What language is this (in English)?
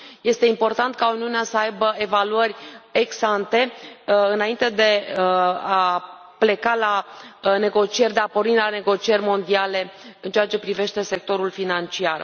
Romanian